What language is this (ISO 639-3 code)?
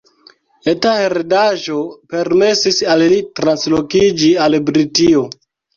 epo